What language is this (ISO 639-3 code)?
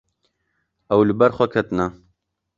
kur